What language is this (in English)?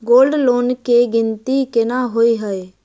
Maithili